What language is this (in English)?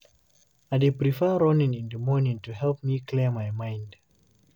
Nigerian Pidgin